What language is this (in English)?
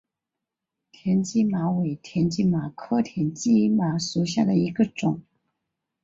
Chinese